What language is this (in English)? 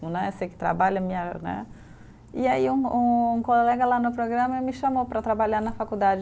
Portuguese